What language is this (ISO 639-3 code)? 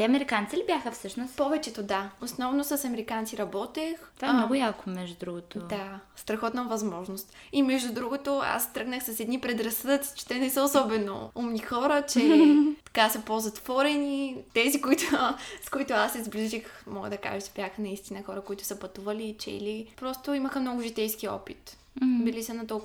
bul